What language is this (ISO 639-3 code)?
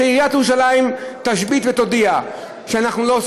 heb